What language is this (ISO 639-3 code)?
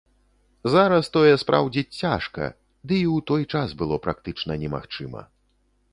bel